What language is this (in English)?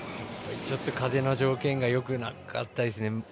Japanese